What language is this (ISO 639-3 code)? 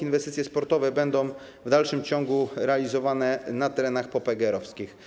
pol